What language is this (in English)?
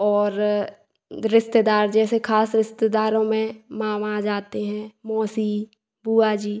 Hindi